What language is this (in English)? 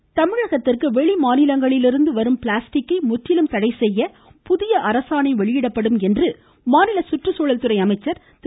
Tamil